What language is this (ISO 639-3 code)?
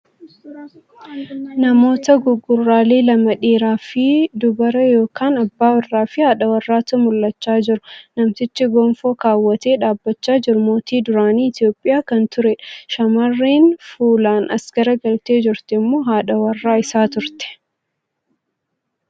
orm